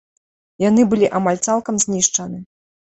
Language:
Belarusian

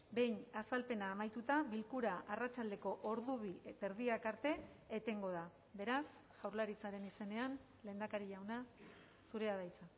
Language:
Basque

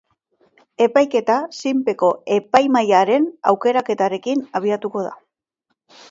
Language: Basque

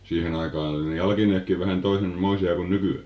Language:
Finnish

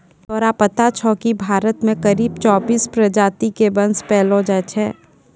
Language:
Maithili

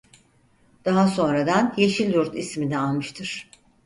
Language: Turkish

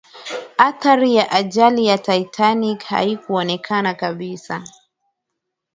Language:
Swahili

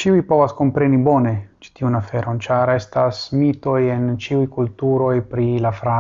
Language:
Italian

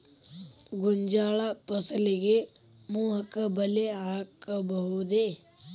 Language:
Kannada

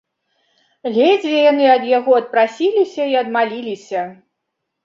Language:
Belarusian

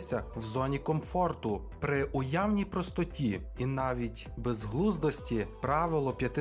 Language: Ukrainian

